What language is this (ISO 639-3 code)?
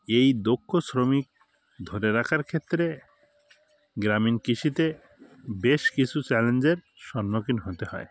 ben